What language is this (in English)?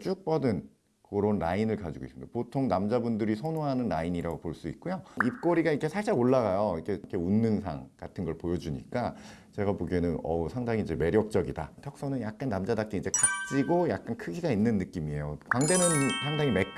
Korean